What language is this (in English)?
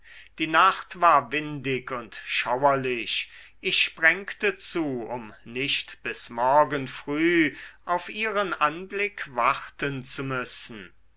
German